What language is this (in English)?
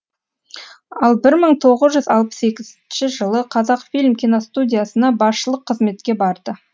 Kazakh